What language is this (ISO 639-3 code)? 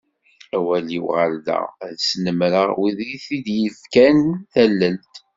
kab